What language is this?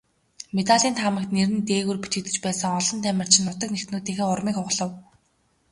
Mongolian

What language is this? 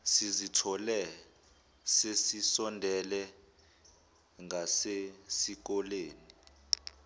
Zulu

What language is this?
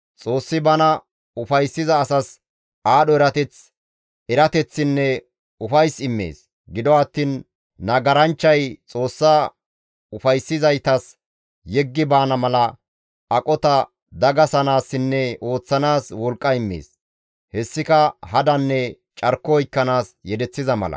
Gamo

